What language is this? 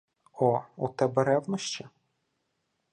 Ukrainian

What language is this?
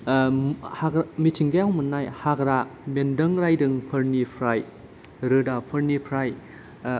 Bodo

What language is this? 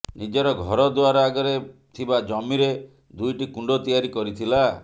Odia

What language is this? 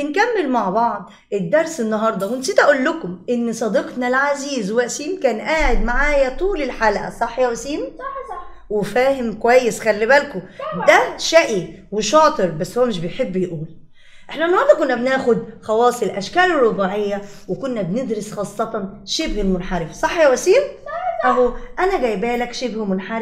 Arabic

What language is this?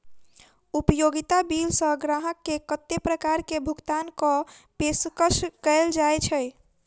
Maithili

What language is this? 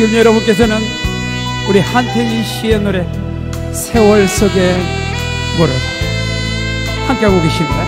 Korean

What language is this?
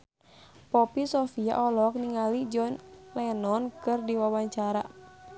Sundanese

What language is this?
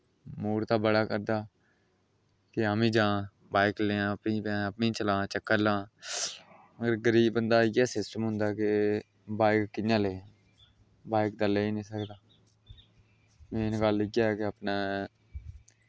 Dogri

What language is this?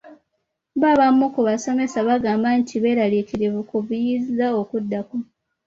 Ganda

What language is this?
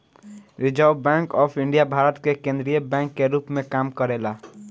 Bhojpuri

